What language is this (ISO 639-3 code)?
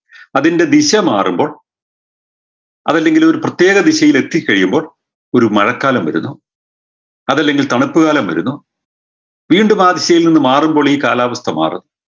mal